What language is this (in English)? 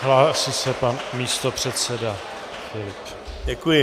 Czech